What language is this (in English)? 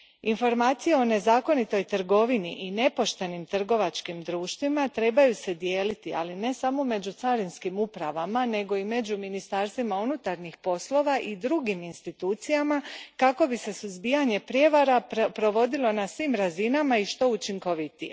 Croatian